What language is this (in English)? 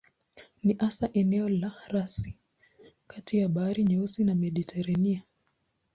Swahili